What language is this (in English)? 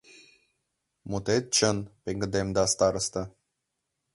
Mari